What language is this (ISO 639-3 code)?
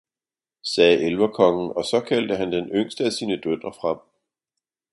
dan